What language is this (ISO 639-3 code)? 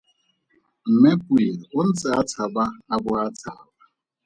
tsn